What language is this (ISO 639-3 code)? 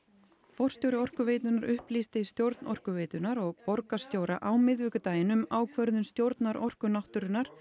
isl